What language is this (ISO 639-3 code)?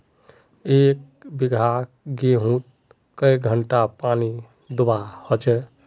mag